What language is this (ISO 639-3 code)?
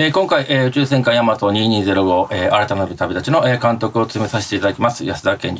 jpn